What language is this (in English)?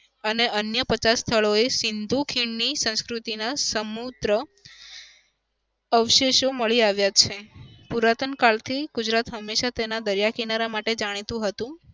Gujarati